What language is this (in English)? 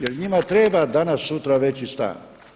Croatian